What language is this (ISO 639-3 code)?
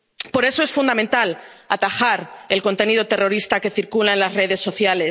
spa